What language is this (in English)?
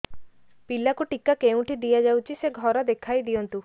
Odia